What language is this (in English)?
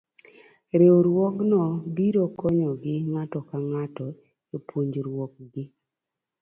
Luo (Kenya and Tanzania)